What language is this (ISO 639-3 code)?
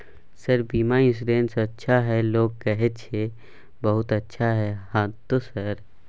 mai